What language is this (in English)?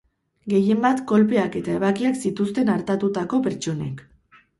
Basque